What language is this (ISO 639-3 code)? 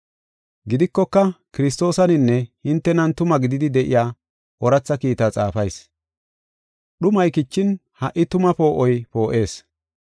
gof